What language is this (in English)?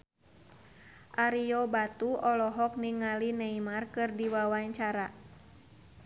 Sundanese